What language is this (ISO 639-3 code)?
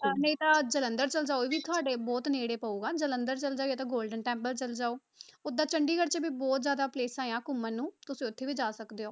pan